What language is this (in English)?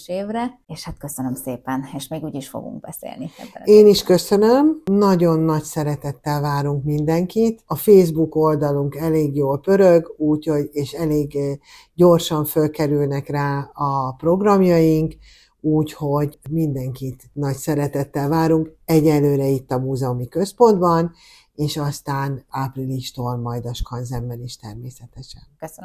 Hungarian